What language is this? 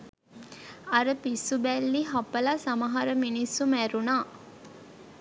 Sinhala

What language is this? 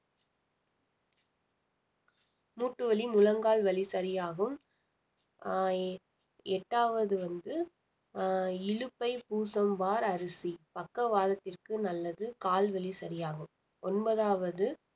Tamil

